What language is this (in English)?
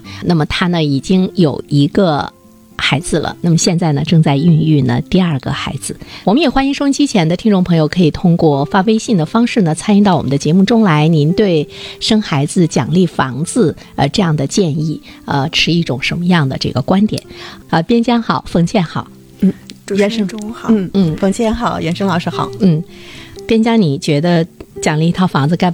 Chinese